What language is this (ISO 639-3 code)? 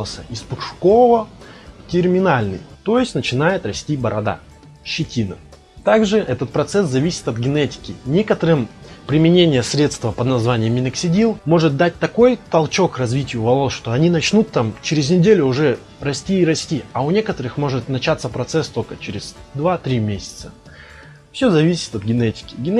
rus